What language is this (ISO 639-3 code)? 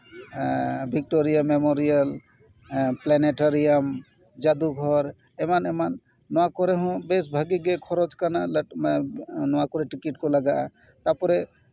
sat